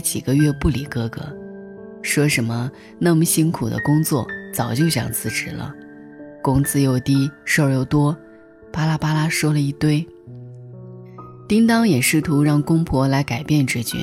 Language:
Chinese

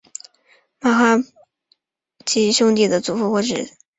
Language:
Chinese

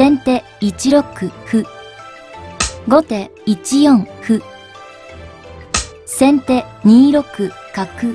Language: Japanese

